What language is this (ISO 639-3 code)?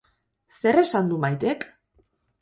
eus